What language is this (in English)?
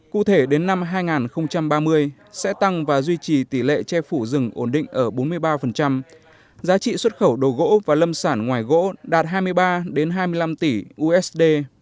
Vietnamese